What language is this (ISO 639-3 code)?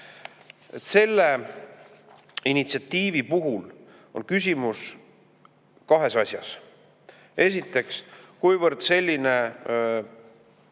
est